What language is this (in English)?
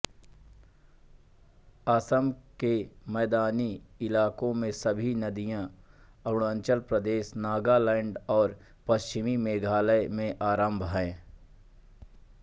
Hindi